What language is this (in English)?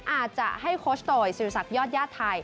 Thai